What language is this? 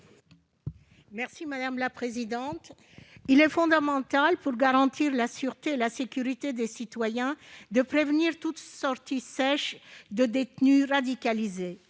French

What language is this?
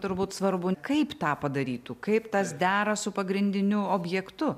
Lithuanian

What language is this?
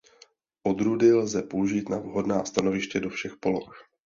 Czech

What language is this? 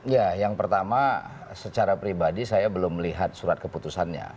Indonesian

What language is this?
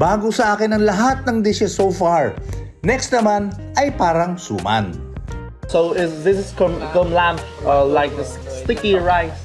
Filipino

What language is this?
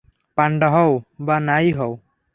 Bangla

